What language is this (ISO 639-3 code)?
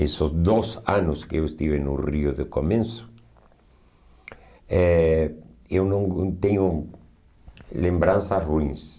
por